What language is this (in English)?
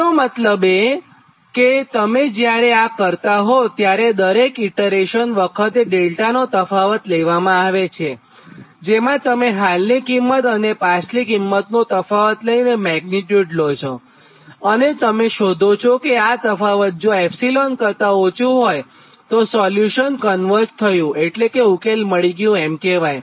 Gujarati